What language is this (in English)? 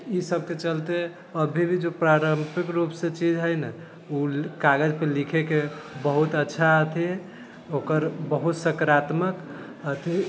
Maithili